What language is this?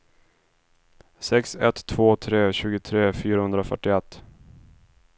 Swedish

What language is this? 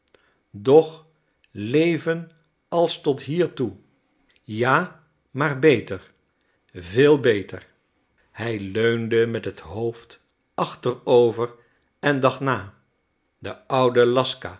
Dutch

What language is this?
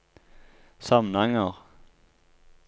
Norwegian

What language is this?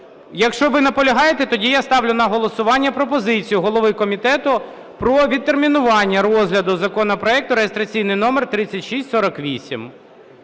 Ukrainian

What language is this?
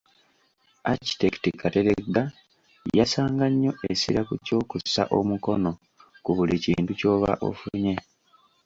Ganda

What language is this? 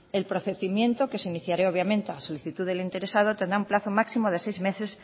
Spanish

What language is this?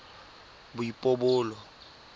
Tswana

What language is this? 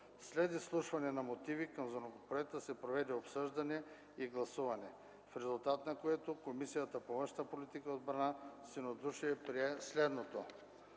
Bulgarian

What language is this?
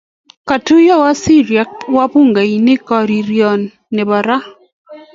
Kalenjin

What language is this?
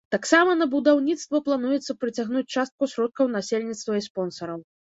Belarusian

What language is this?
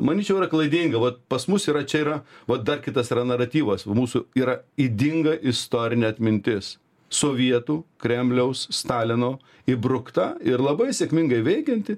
Lithuanian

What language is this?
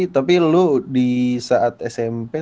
Indonesian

